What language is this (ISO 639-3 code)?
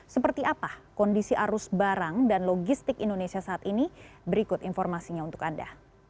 ind